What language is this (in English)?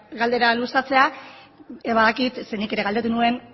Basque